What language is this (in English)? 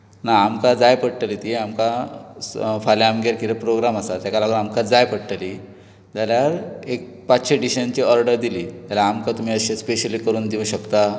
Konkani